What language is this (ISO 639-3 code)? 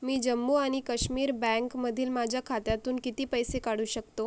mar